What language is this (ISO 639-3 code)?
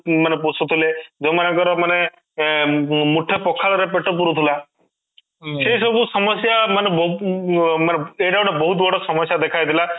ori